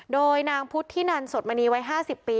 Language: Thai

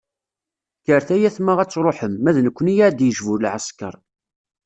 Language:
Kabyle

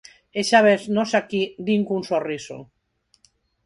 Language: Galician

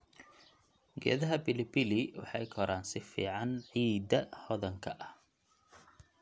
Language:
Somali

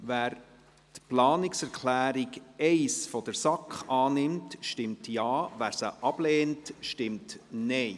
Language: Swiss German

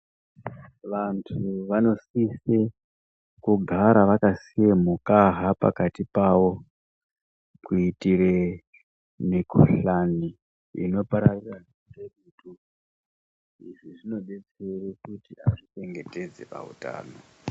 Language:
Ndau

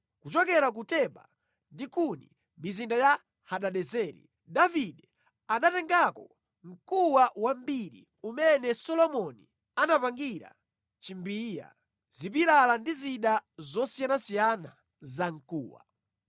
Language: Nyanja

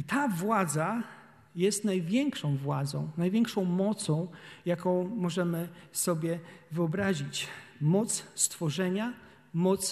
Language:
Polish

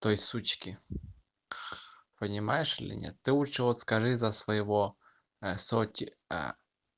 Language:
Russian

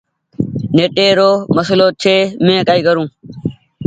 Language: Goaria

